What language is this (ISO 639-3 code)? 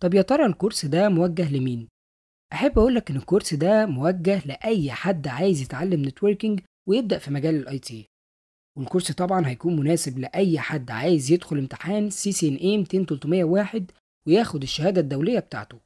ara